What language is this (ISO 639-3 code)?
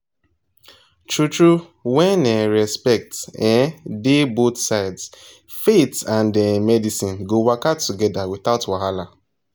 pcm